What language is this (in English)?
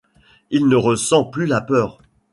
French